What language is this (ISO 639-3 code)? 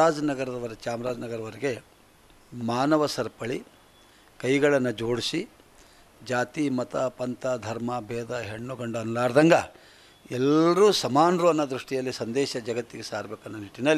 kan